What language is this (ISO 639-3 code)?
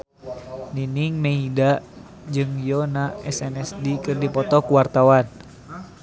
sun